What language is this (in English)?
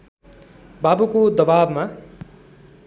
Nepali